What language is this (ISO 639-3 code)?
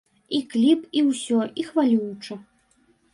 bel